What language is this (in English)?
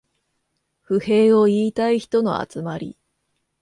Japanese